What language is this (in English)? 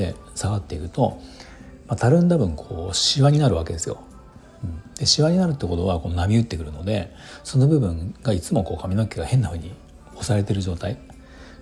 Japanese